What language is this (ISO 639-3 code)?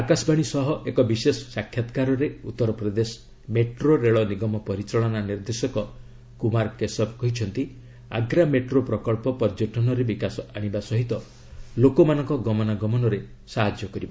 ori